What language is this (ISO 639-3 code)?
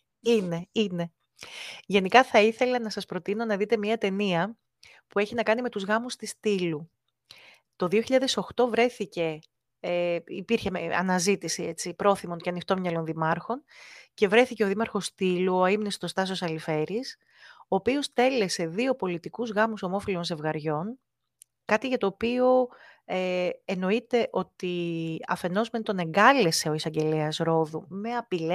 ell